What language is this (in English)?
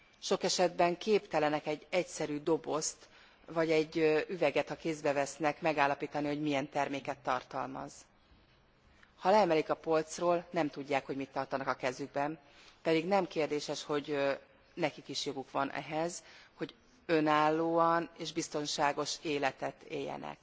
Hungarian